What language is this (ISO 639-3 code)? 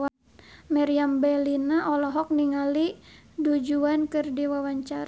sun